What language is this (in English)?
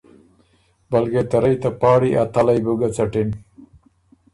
Ormuri